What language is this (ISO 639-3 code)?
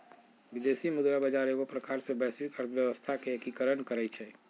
mag